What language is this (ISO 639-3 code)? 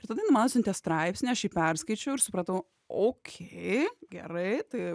lit